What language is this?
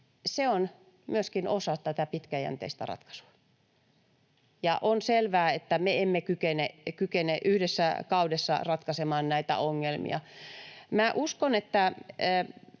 Finnish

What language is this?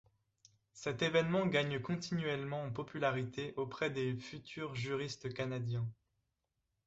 French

